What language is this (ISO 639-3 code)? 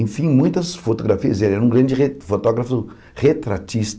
por